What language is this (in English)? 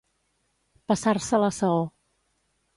Catalan